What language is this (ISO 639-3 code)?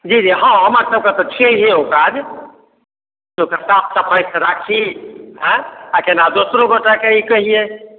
mai